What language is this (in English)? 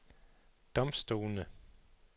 Danish